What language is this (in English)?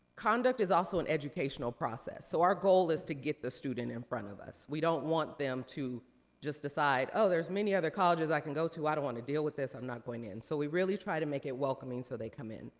English